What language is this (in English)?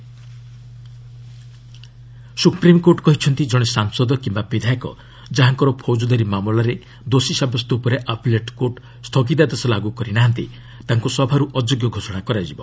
Odia